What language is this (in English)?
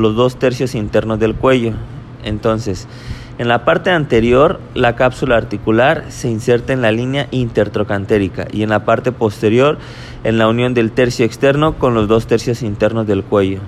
Spanish